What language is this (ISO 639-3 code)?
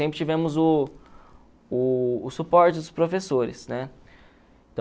por